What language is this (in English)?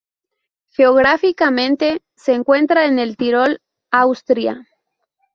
Spanish